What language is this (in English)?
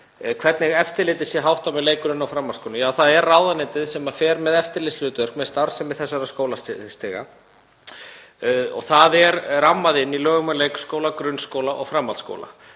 Icelandic